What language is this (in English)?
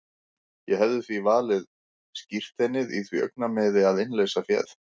Icelandic